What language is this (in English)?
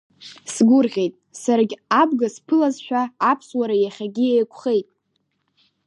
Abkhazian